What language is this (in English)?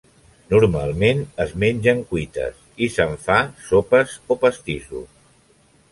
Catalan